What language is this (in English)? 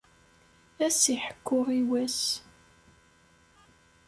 Kabyle